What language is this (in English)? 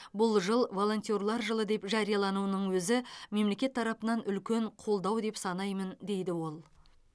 Kazakh